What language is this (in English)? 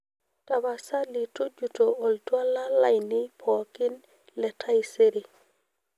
Masai